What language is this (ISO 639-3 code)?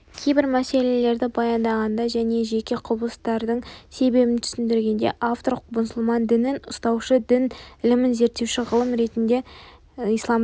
kaz